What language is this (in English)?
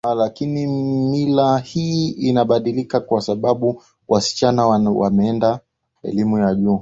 Swahili